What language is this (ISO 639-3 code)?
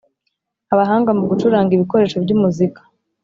kin